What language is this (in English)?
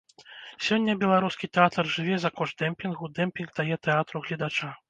Belarusian